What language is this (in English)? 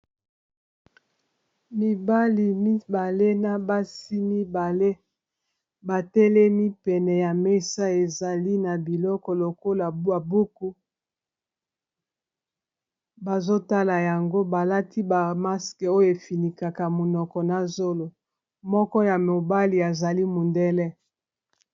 Lingala